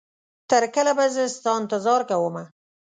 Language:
Pashto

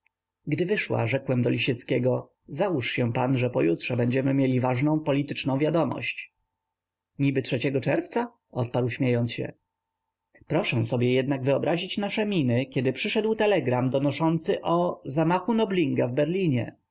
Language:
Polish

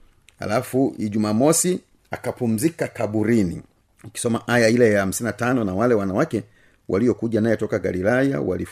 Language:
Swahili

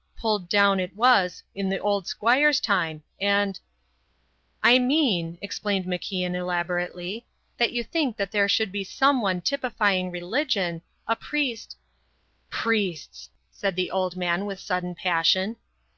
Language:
English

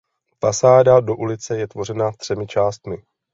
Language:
Czech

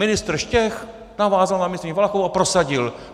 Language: Czech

